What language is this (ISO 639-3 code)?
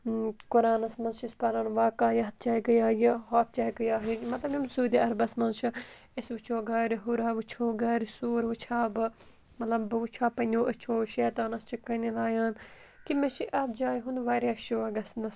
kas